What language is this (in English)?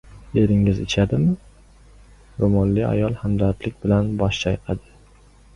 Uzbek